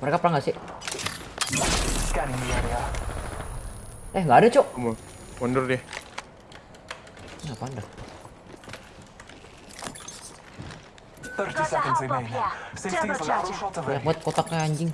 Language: Indonesian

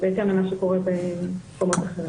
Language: Hebrew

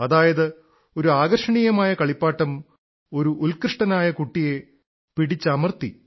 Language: Malayalam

